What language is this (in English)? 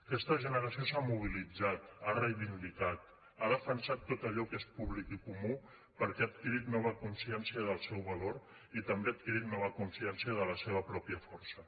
Catalan